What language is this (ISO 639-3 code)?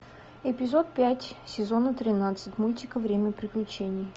rus